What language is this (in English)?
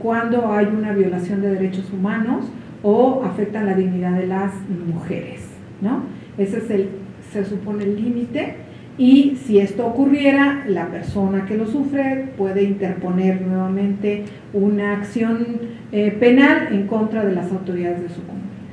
Spanish